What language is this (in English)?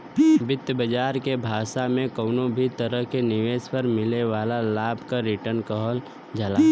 Bhojpuri